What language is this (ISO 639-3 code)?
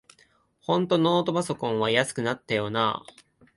jpn